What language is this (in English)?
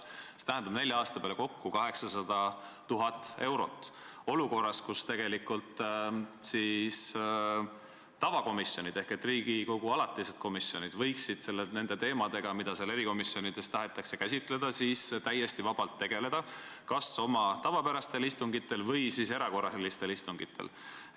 Estonian